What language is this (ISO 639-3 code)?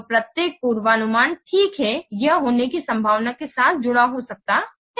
hin